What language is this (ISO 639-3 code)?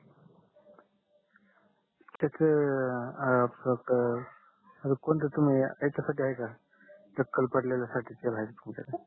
mar